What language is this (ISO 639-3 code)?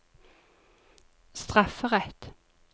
nor